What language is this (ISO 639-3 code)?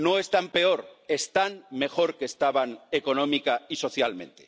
spa